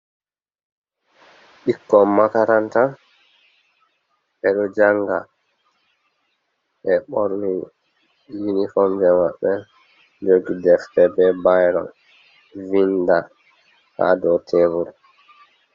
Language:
Fula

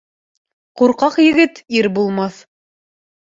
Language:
Bashkir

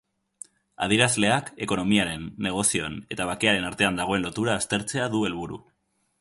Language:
Basque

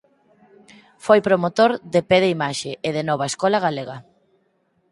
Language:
Galician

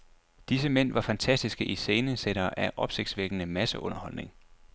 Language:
Danish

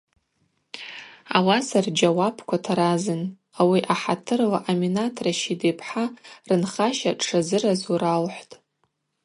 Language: Abaza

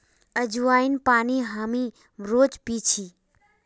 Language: Magahi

